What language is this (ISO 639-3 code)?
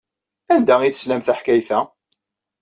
kab